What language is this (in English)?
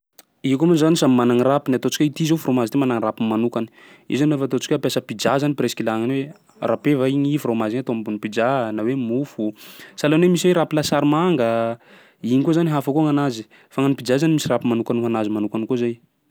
Sakalava Malagasy